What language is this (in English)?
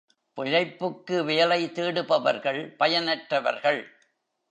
Tamil